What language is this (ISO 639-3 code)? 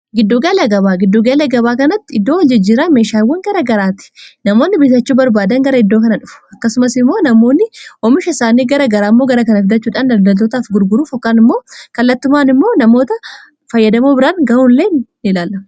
orm